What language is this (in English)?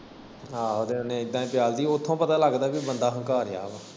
Punjabi